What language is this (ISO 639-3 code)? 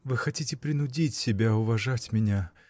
rus